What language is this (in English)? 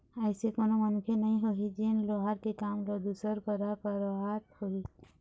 Chhattisgarhi